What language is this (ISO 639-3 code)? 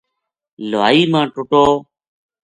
gju